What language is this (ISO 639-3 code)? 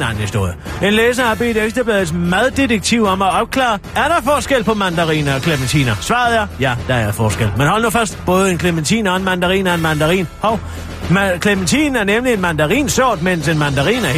dan